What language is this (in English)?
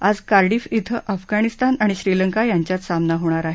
Marathi